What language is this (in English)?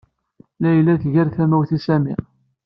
Kabyle